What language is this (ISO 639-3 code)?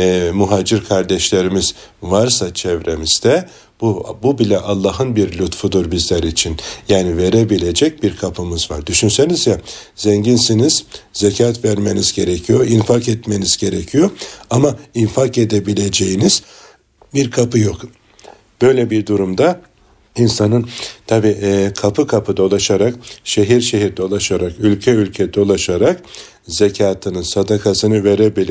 tur